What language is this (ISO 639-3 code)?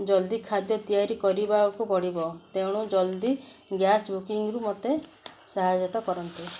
ori